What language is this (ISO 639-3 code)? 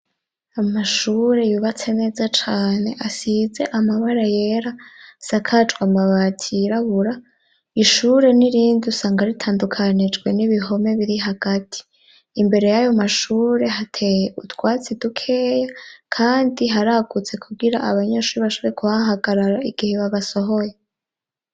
run